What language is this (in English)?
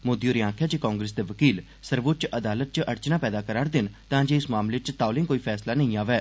Dogri